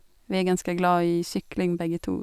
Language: Norwegian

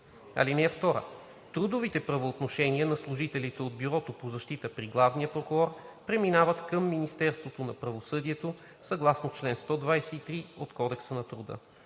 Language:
Bulgarian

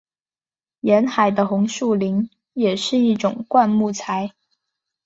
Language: Chinese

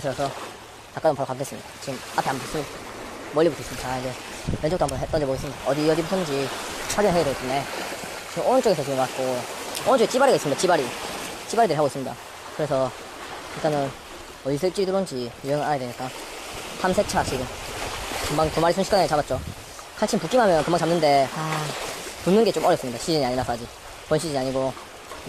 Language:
Korean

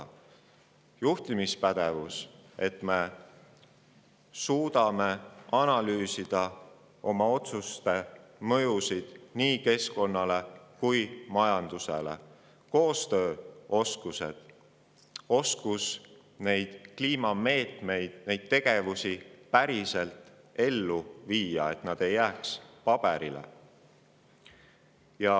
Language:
Estonian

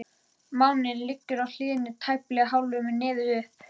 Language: Icelandic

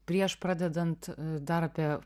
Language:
Lithuanian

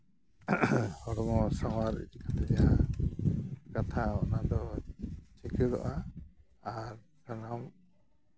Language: Santali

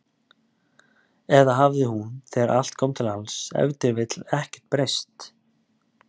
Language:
Icelandic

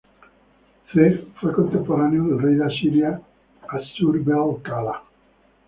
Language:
Spanish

